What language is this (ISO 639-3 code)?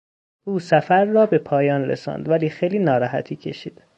fas